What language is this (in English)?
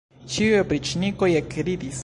Esperanto